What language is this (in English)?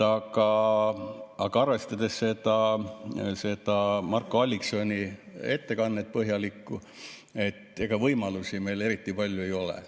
Estonian